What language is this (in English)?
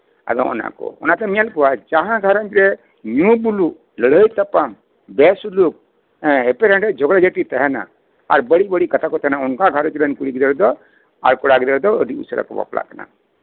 Santali